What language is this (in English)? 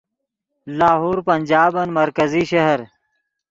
Yidgha